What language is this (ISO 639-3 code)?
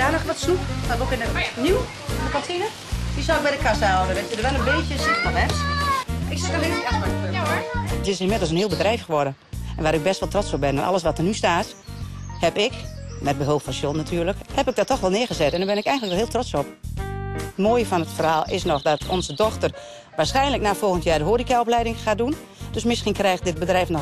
nld